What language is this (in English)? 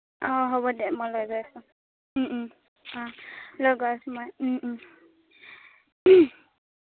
Assamese